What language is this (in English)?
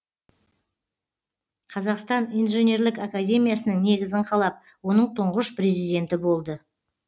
Kazakh